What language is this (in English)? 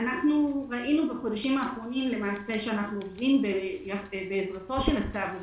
Hebrew